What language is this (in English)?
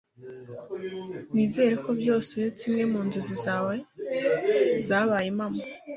Kinyarwanda